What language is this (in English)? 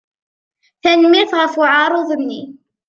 Kabyle